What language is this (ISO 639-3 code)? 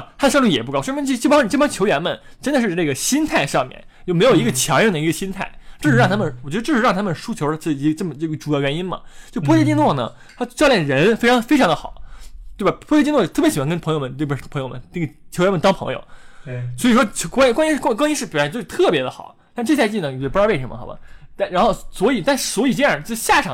zho